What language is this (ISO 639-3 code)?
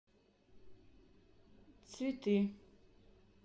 rus